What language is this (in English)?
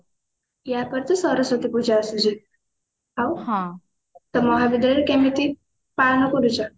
Odia